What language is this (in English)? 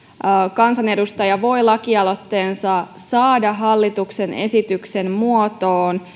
Finnish